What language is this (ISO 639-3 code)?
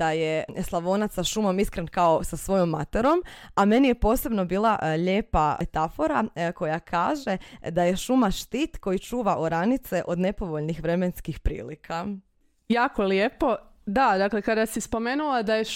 hrv